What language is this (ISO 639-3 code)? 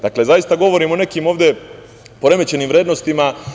srp